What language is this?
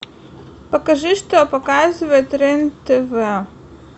Russian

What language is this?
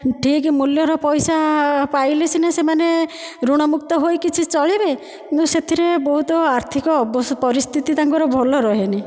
Odia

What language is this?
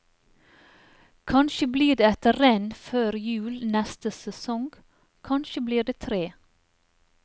Norwegian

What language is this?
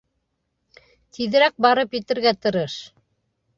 Bashkir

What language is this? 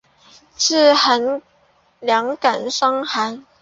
Chinese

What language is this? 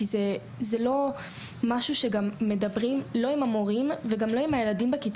Hebrew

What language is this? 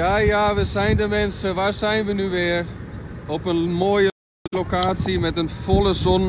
Dutch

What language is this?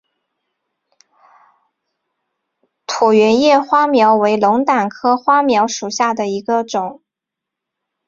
Chinese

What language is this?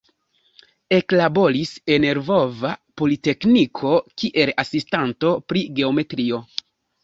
Esperanto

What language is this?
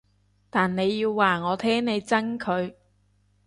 Cantonese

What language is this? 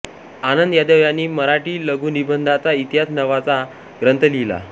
Marathi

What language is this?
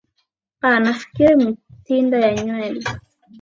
Swahili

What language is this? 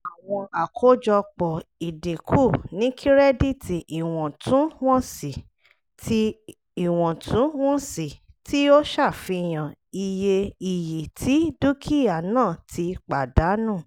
Yoruba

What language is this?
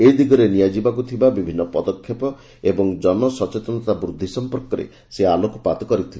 Odia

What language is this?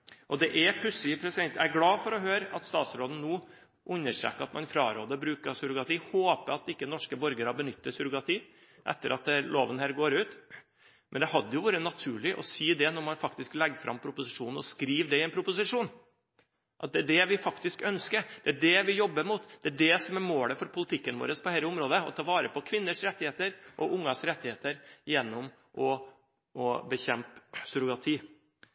Norwegian Bokmål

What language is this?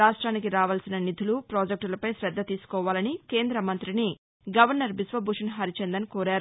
Telugu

